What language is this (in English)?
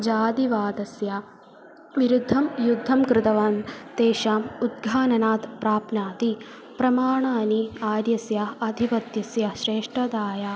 Sanskrit